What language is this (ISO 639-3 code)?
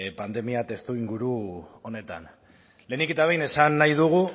eus